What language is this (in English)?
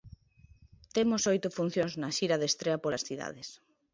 Galician